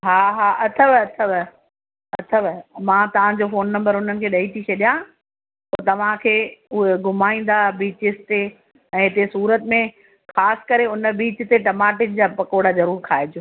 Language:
Sindhi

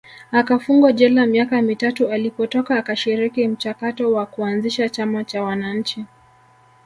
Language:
Swahili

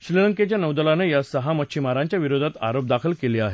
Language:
Marathi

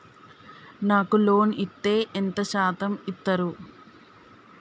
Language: Telugu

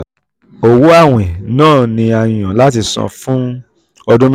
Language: Yoruba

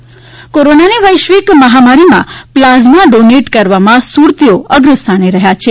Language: Gujarati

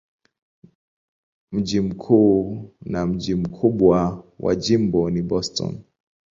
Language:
Swahili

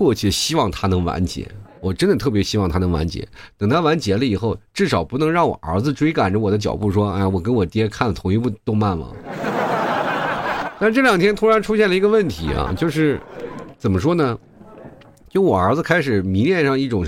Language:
Chinese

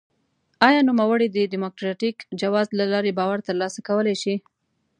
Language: Pashto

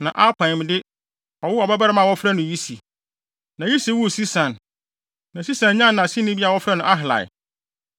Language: Akan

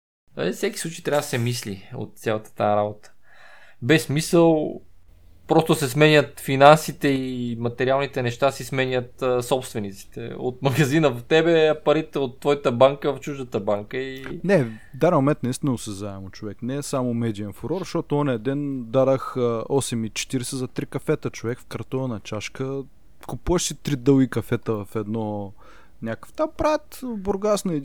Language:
Bulgarian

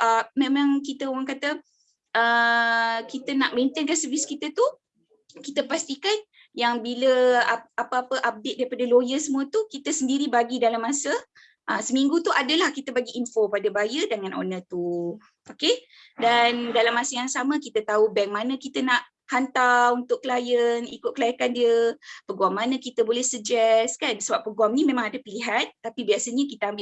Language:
Malay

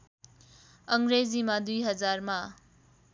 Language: Nepali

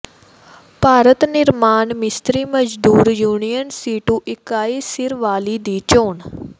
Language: Punjabi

